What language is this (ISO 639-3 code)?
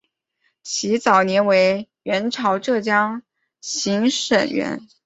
zho